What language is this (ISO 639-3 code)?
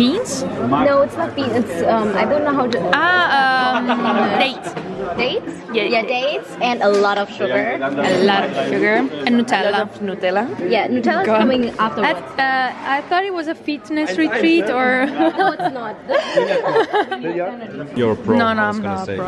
ita